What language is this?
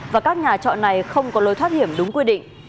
Vietnamese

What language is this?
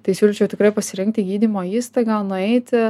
Lithuanian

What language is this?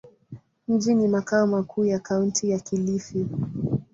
Swahili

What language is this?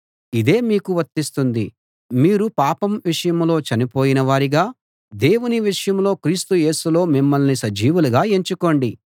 Telugu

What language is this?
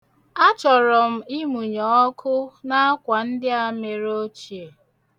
Igbo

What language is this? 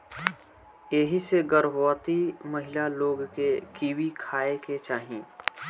Bhojpuri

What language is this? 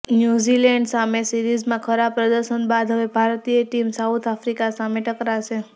Gujarati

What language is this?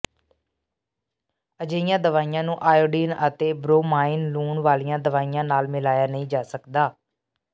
Punjabi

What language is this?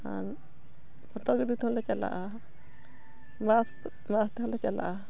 Santali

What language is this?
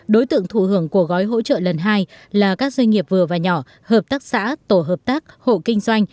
Vietnamese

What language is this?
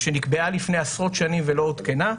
Hebrew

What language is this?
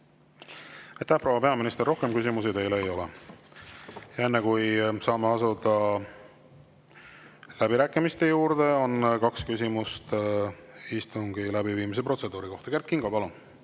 Estonian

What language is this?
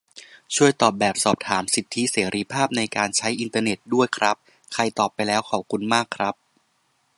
Thai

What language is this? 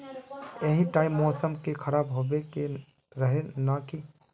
Magahi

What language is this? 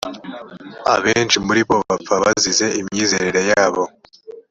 Kinyarwanda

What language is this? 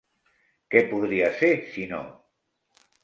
Catalan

